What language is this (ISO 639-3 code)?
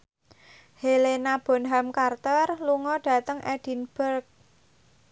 jav